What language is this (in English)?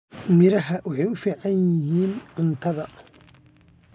Somali